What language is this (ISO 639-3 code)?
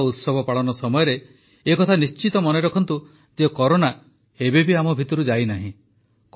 ori